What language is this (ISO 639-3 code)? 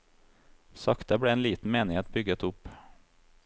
nor